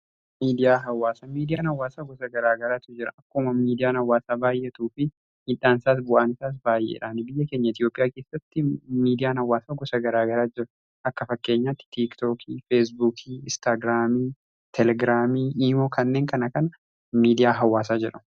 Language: Oromo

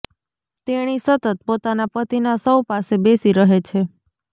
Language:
Gujarati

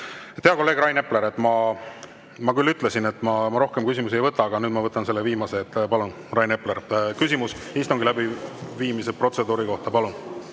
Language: Estonian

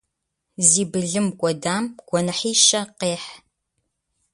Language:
Kabardian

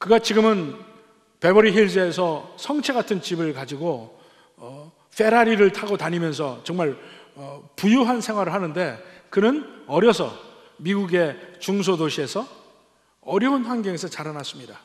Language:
Korean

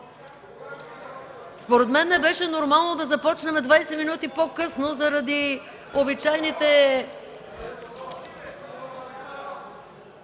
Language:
Bulgarian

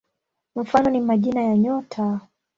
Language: Swahili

